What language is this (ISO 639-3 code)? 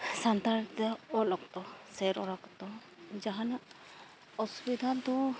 sat